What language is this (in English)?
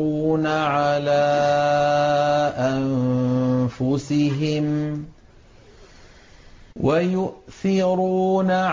Arabic